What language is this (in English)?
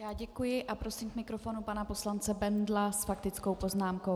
Czech